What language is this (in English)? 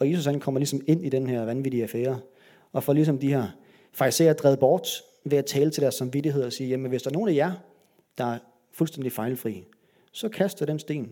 Danish